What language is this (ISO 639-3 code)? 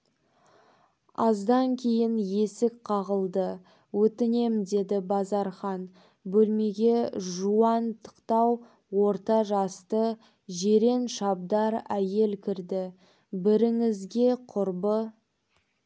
kaz